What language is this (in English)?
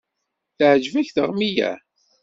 Kabyle